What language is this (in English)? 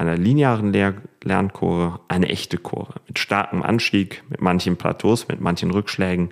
German